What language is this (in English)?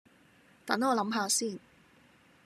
Cantonese